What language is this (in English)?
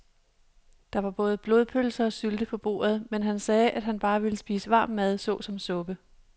Danish